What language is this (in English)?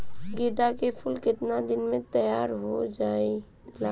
Bhojpuri